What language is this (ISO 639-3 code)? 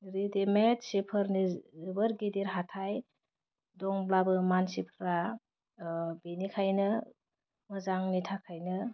brx